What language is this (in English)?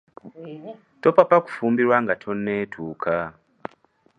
Ganda